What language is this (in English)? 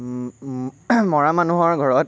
Assamese